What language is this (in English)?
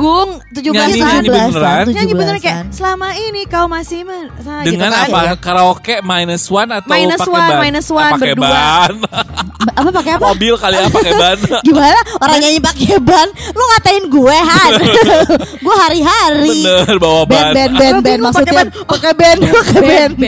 Indonesian